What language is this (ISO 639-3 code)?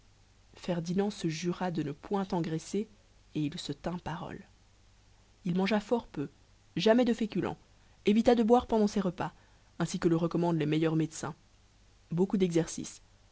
fra